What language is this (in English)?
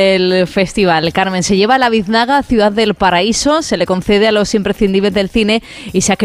Spanish